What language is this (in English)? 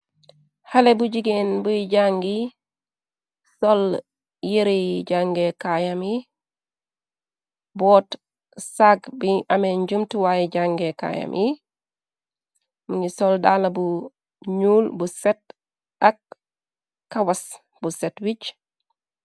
Wolof